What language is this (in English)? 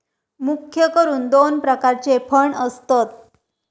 Marathi